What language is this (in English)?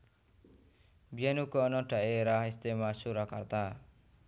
Javanese